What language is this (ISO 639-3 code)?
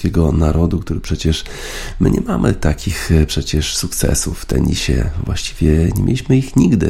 pol